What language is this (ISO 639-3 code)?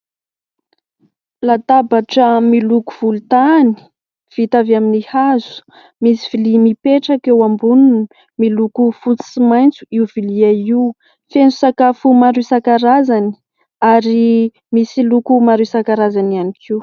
mlg